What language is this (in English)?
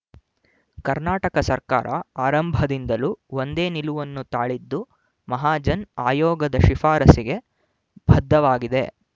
Kannada